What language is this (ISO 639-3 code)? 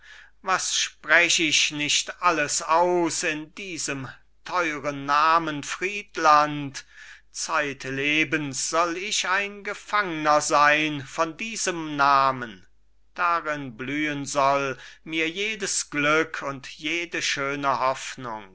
deu